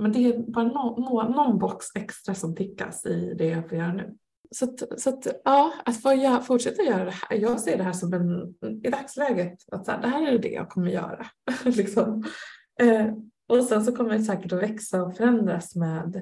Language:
Swedish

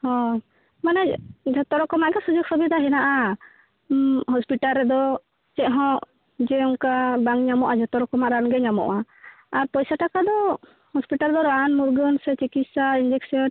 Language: Santali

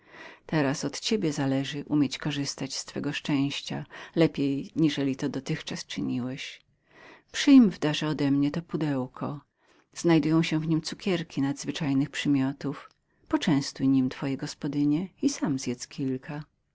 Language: Polish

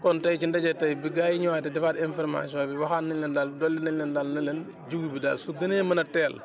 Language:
Wolof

